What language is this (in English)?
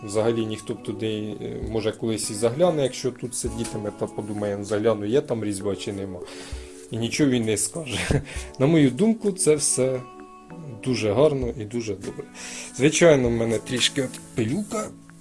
Ukrainian